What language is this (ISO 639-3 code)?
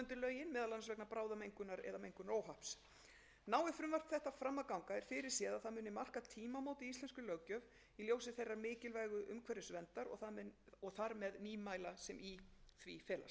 isl